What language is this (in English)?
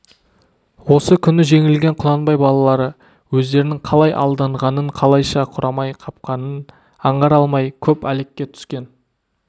Kazakh